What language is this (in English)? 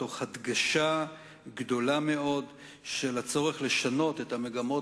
Hebrew